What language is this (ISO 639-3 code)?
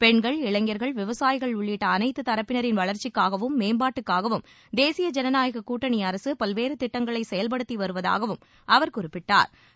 tam